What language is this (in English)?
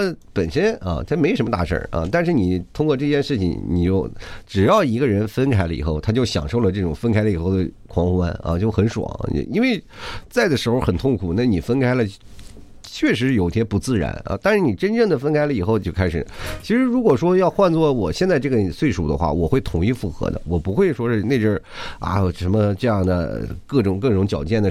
Chinese